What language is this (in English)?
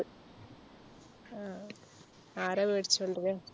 Malayalam